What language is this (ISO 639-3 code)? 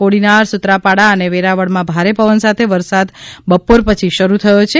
guj